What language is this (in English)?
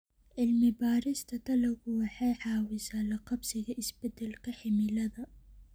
Somali